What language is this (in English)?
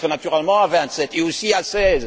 French